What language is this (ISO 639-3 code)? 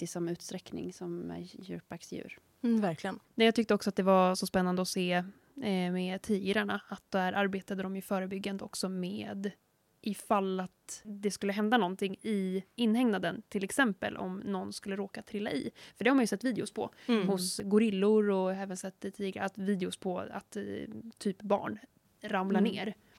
swe